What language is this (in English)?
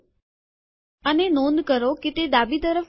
Gujarati